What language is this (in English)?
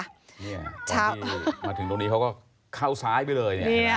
Thai